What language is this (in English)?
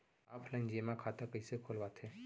Chhattisgarhi